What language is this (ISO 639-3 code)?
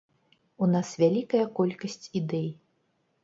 bel